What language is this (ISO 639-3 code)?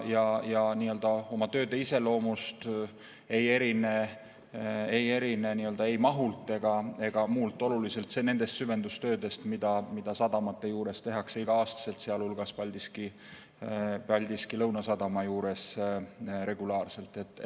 est